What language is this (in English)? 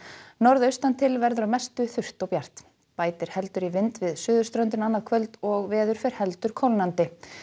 Icelandic